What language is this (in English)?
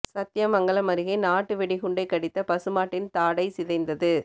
Tamil